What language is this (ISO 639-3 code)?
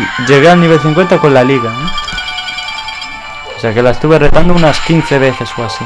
spa